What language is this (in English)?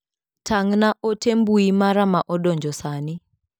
Luo (Kenya and Tanzania)